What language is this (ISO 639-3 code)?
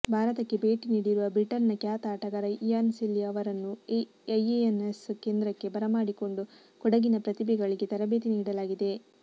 kan